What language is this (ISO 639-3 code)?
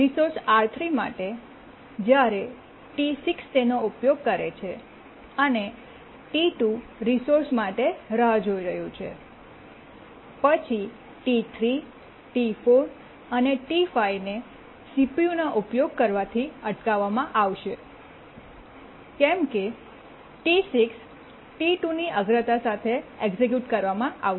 guj